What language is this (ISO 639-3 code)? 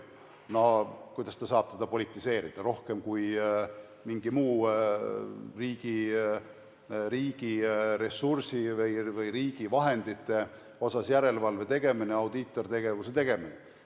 est